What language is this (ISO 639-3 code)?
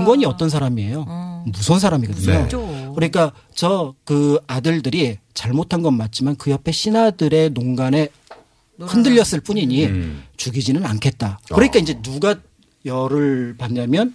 kor